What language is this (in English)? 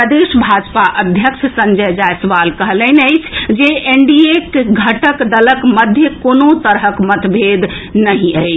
Maithili